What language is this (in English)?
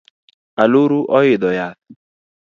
Luo (Kenya and Tanzania)